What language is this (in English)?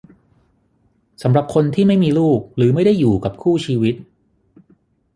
Thai